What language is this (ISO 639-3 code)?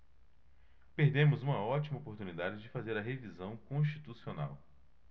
por